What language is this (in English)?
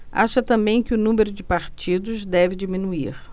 Portuguese